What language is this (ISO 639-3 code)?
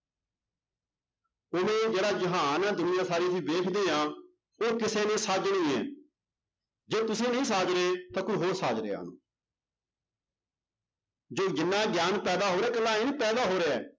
pan